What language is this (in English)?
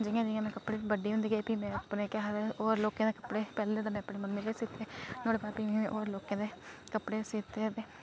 Dogri